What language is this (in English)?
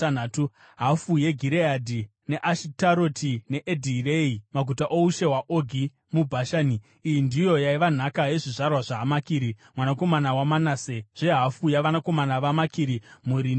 Shona